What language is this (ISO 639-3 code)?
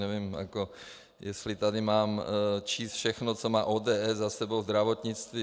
ces